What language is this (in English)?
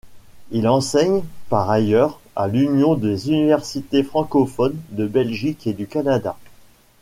French